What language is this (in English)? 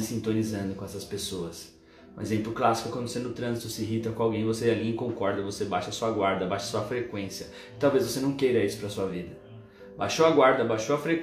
Portuguese